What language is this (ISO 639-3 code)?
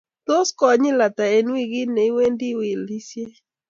kln